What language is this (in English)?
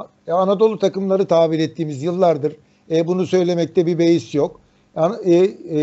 Turkish